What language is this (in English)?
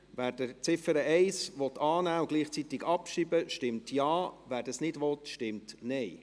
Swiss German